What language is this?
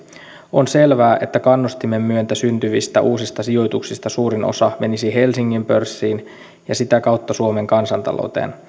Finnish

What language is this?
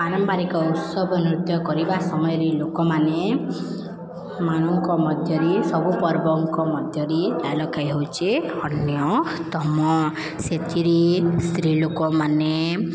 Odia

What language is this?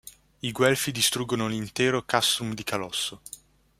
Italian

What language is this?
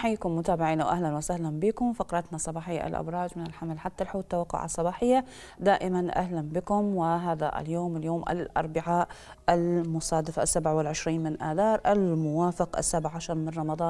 Arabic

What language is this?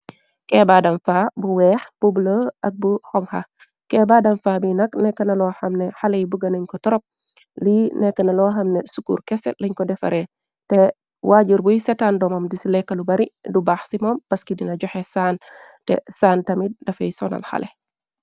Wolof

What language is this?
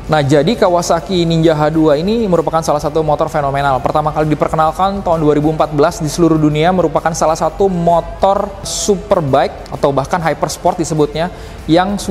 Indonesian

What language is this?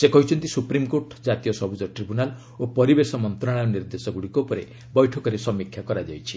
Odia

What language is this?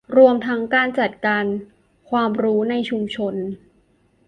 Thai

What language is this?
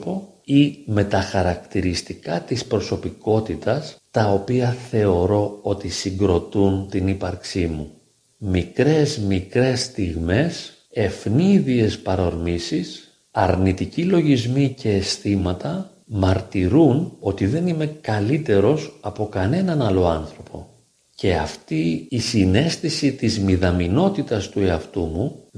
Greek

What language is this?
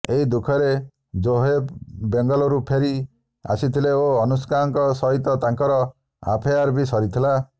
Odia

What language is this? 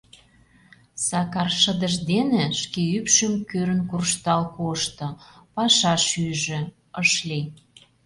Mari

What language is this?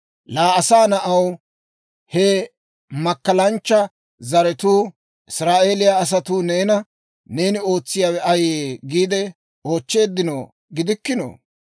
Dawro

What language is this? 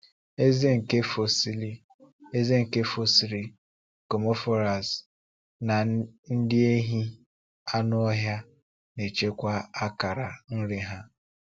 Igbo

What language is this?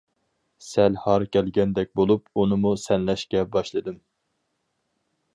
Uyghur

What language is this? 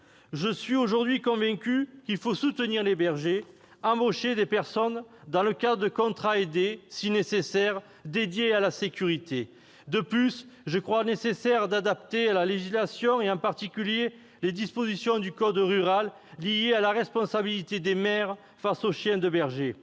French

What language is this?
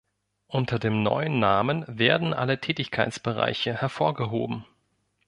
German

